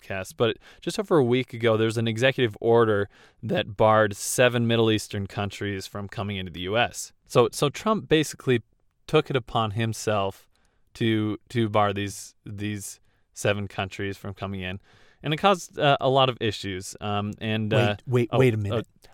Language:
English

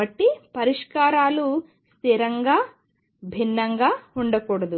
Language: Telugu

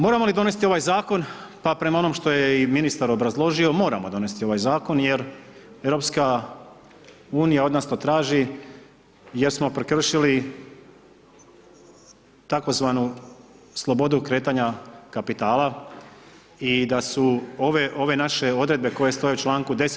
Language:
Croatian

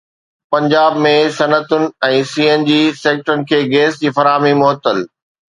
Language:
Sindhi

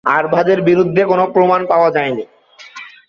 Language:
Bangla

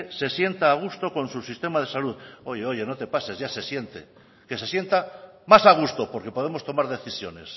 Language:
Spanish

